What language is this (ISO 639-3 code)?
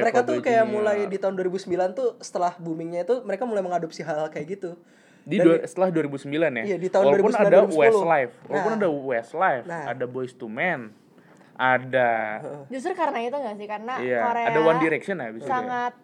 ind